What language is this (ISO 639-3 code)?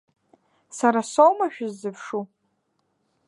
abk